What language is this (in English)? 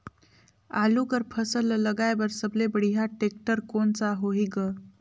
Chhattisgarhi